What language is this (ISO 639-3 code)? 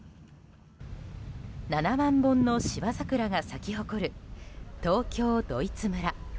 jpn